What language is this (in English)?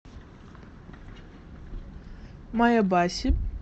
Russian